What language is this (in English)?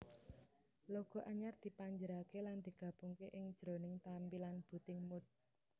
Javanese